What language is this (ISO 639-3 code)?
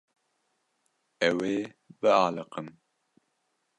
kur